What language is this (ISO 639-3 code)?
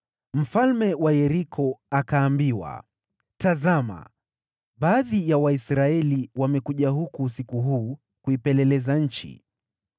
swa